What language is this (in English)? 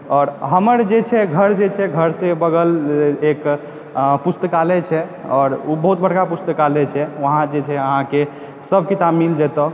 Maithili